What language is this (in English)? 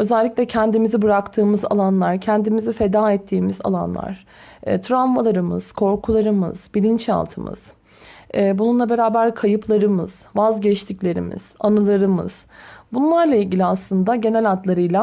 Turkish